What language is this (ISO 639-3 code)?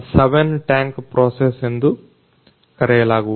kan